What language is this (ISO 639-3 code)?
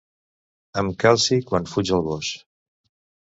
cat